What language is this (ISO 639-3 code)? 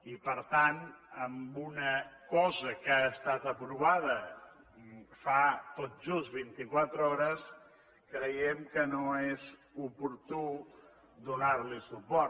cat